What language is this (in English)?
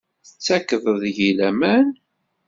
Kabyle